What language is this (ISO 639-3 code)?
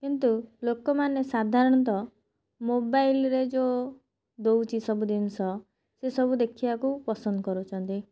ori